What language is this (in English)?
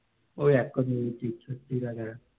Bangla